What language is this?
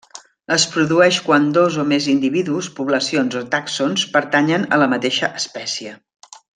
Catalan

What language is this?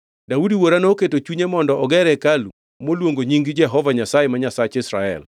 Luo (Kenya and Tanzania)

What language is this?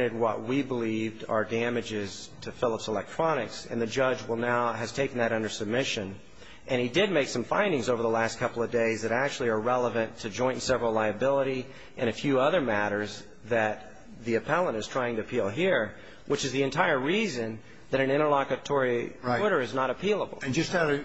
English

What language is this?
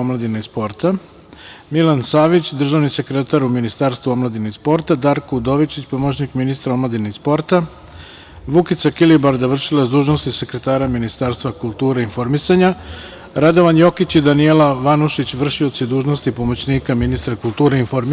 Serbian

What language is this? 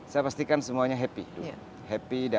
Indonesian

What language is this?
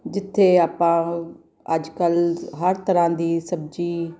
Punjabi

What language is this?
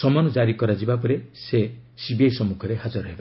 Odia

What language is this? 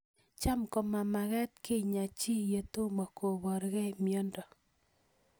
Kalenjin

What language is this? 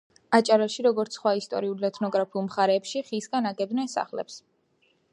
Georgian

